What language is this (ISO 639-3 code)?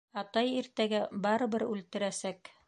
bak